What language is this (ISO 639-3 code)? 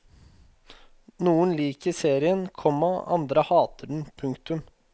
nor